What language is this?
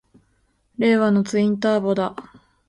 Japanese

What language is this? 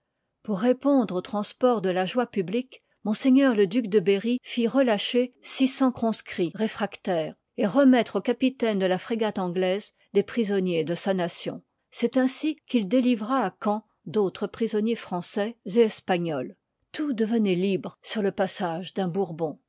French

